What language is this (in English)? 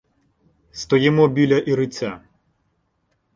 Ukrainian